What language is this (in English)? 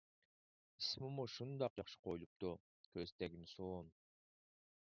Uyghur